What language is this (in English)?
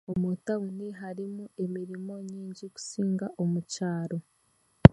Chiga